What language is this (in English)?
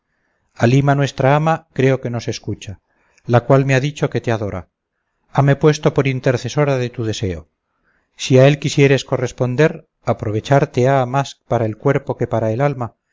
Spanish